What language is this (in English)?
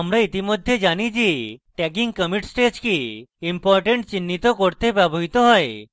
Bangla